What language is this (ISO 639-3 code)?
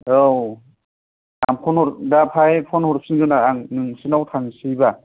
brx